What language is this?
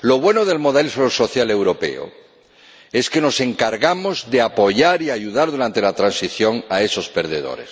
Spanish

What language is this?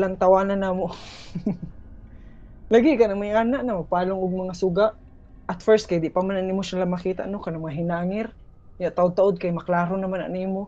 Filipino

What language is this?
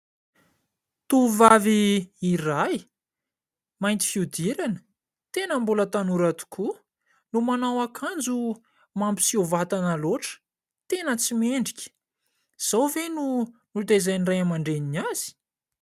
Malagasy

